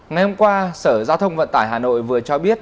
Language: Vietnamese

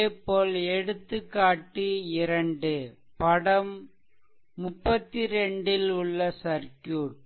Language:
Tamil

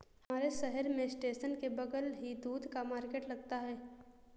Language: Hindi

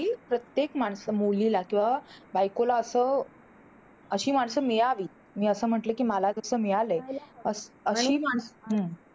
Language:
Marathi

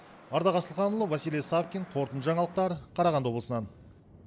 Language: Kazakh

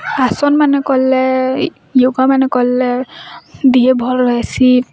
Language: Odia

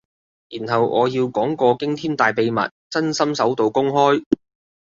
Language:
Cantonese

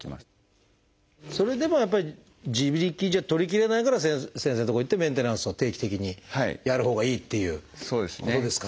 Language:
Japanese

